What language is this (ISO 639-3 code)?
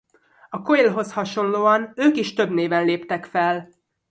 hun